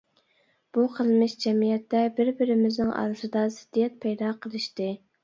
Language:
Uyghur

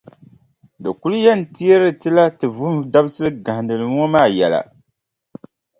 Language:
Dagbani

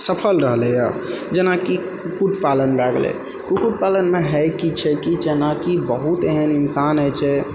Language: Maithili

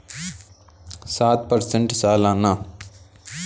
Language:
Hindi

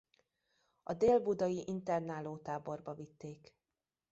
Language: Hungarian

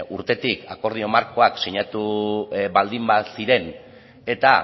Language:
Basque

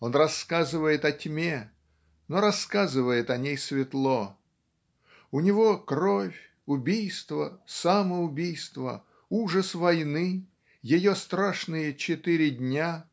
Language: Russian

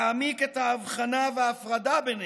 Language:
Hebrew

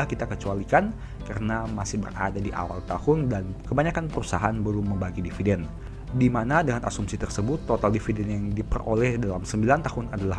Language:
Indonesian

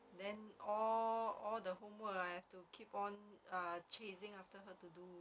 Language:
English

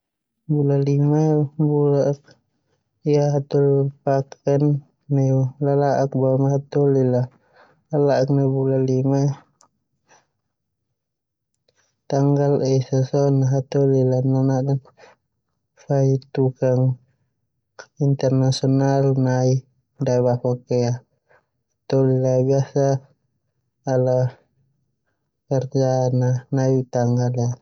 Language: Termanu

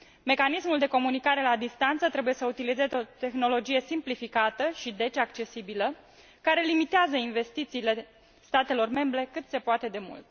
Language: Romanian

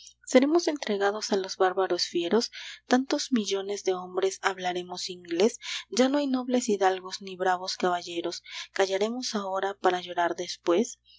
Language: Spanish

